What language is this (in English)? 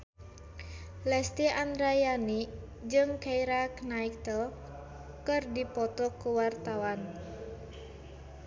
Sundanese